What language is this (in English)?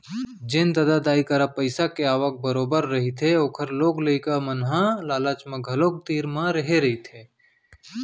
Chhattisgarhi